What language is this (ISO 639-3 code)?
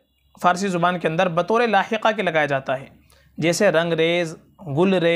hin